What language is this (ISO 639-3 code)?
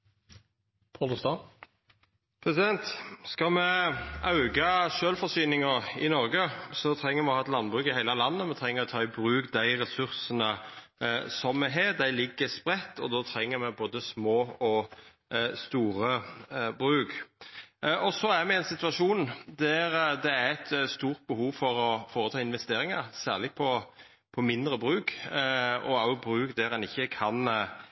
nor